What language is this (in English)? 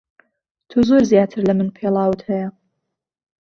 Central Kurdish